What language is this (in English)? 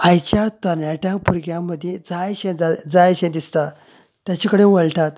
Konkani